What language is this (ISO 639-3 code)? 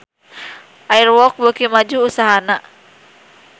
sun